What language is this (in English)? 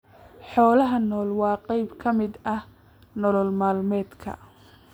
Somali